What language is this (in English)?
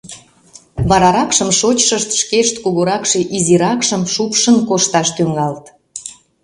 Mari